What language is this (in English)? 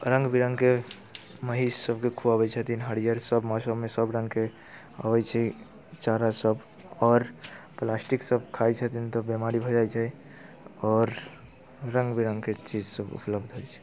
Maithili